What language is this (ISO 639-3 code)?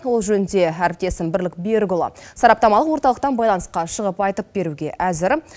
kaz